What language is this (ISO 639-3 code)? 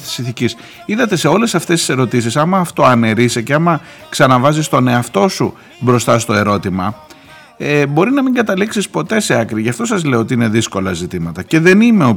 ell